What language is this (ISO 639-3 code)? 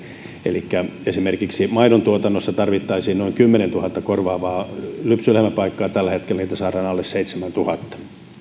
fin